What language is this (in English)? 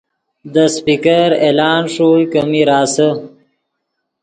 Yidgha